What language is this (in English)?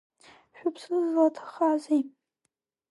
Abkhazian